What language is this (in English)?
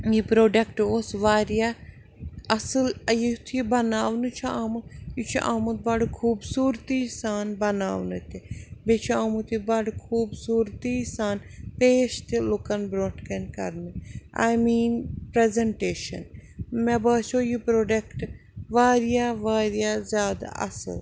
Kashmiri